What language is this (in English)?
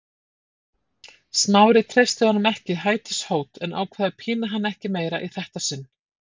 Icelandic